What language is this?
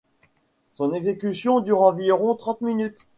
French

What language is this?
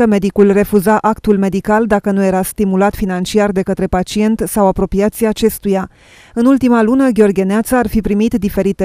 Romanian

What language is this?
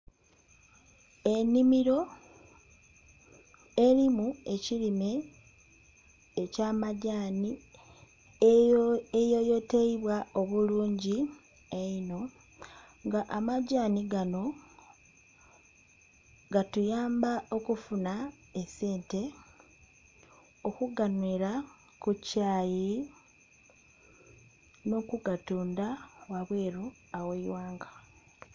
Soga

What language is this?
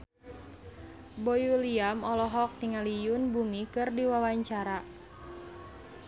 Sundanese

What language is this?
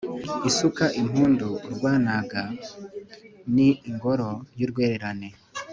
Kinyarwanda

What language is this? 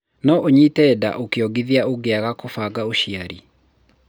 Kikuyu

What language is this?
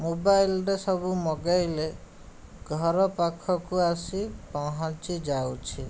Odia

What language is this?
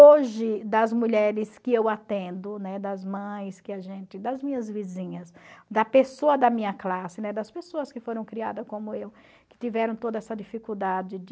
Portuguese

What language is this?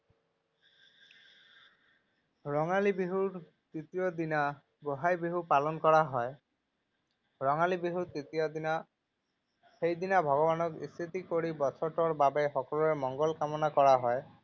Assamese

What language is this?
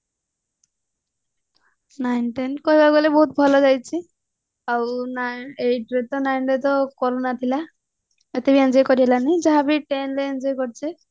Odia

